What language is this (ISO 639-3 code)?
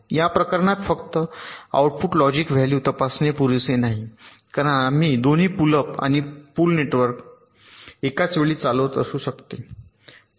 mar